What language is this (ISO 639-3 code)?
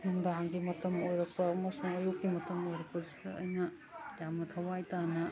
mni